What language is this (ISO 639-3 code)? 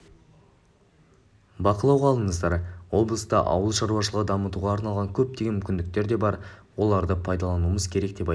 kaz